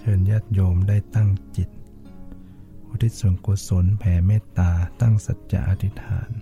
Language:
Thai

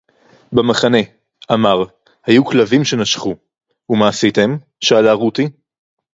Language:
Hebrew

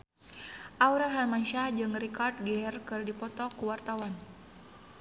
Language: Sundanese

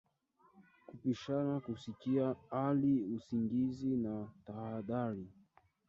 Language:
Swahili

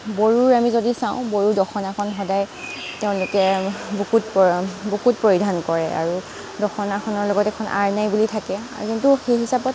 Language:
Assamese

